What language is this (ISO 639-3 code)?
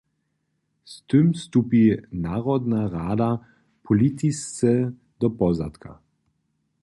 hsb